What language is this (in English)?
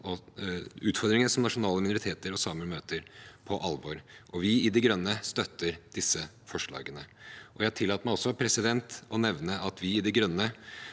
Norwegian